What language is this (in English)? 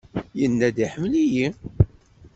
Kabyle